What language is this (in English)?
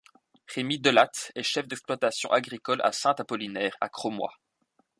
French